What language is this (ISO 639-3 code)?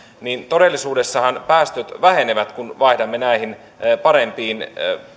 fin